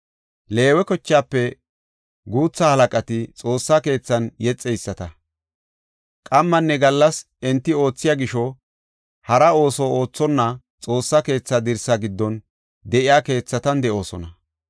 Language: Gofa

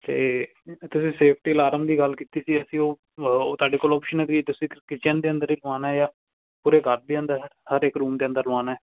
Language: Punjabi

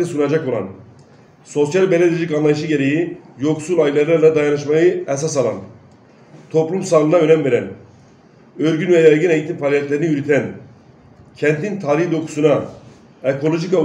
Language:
Turkish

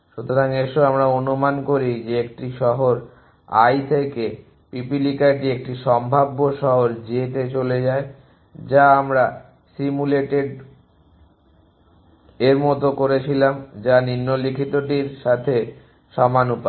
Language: Bangla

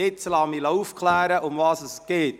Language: Swiss German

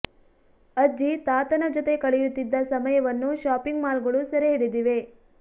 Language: Kannada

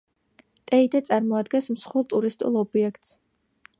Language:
Georgian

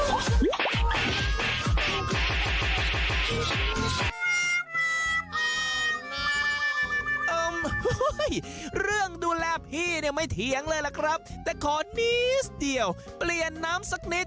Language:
Thai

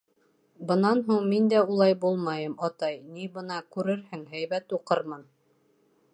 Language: Bashkir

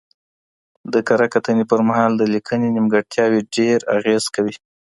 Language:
Pashto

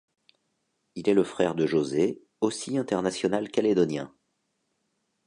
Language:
French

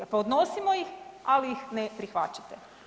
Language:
Croatian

